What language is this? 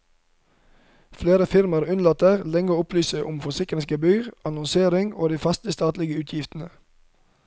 Norwegian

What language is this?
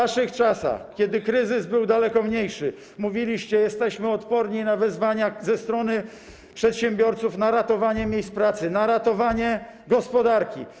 Polish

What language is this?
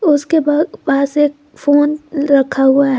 Hindi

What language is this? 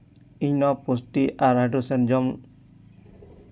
Santali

